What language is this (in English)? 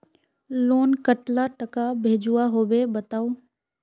Magahi